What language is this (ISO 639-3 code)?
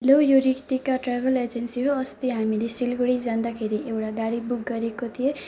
nep